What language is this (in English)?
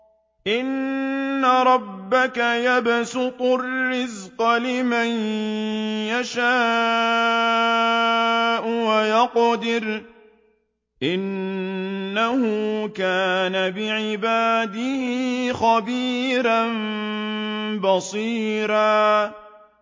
Arabic